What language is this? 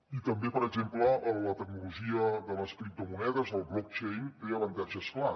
Catalan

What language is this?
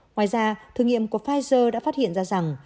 Vietnamese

